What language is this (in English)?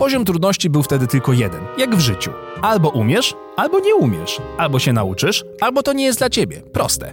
Polish